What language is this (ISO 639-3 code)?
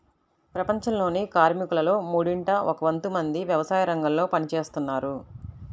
tel